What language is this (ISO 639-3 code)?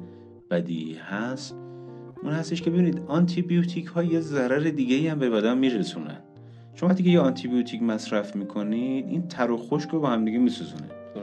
fas